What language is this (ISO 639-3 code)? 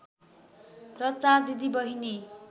nep